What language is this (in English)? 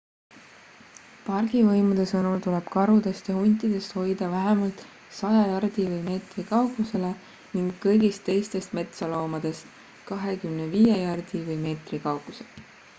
Estonian